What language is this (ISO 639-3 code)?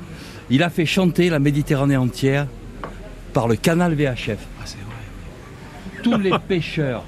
fra